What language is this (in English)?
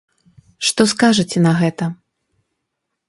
Belarusian